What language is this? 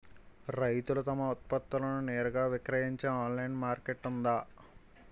Telugu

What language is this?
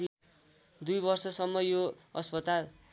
Nepali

